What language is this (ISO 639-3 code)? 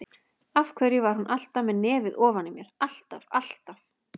isl